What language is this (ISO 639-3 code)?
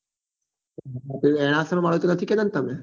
guj